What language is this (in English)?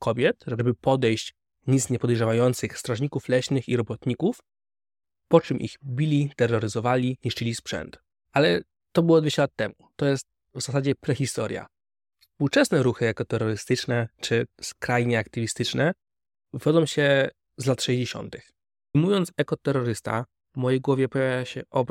Polish